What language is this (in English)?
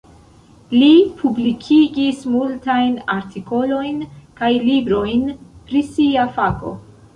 Esperanto